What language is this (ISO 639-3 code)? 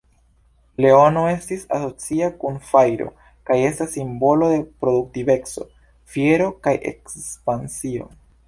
epo